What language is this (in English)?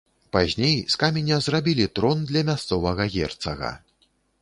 Belarusian